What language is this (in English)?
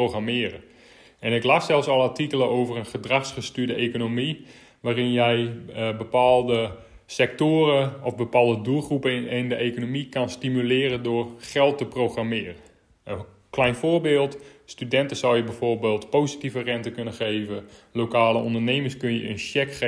Dutch